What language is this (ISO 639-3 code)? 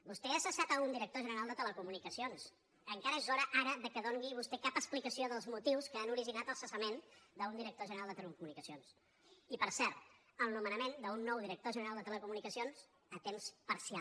cat